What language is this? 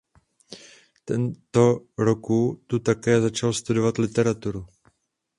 Czech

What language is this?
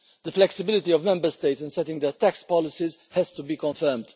English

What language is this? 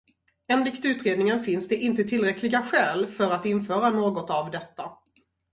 Swedish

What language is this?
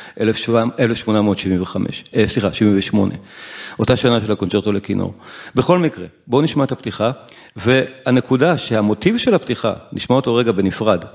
Hebrew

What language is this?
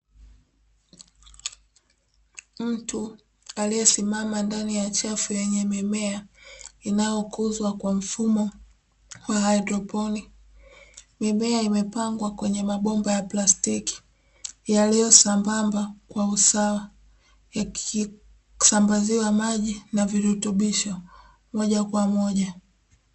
Swahili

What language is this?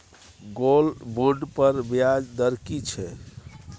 Maithili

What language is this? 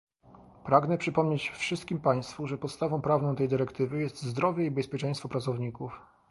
Polish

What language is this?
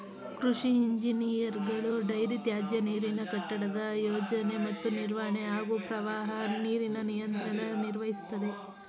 Kannada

